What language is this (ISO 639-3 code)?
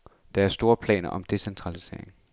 dan